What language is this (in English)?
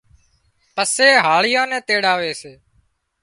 Wadiyara Koli